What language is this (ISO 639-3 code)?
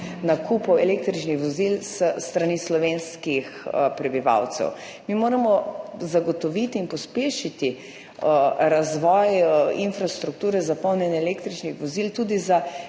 slv